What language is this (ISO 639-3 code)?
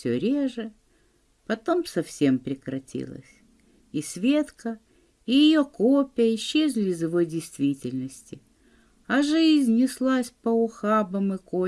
rus